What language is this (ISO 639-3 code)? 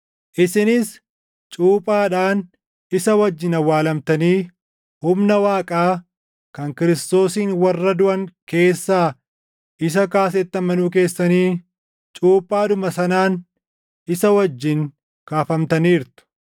orm